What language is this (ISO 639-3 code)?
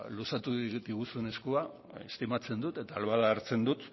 eus